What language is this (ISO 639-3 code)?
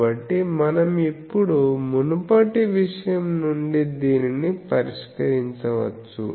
tel